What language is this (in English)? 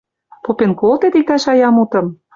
Western Mari